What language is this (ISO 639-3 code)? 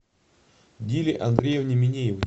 rus